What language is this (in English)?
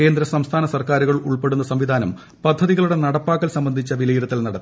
Malayalam